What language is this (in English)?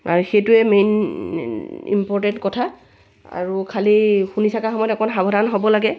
Assamese